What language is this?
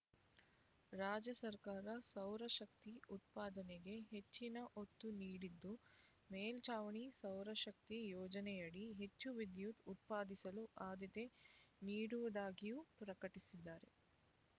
Kannada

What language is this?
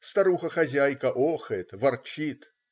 Russian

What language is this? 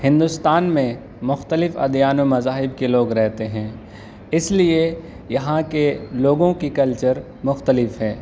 Urdu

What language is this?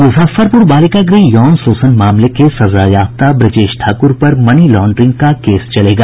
Hindi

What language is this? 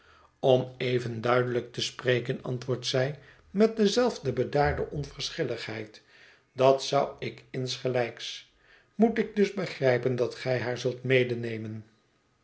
Dutch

